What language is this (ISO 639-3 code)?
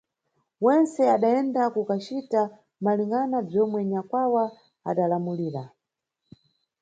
nyu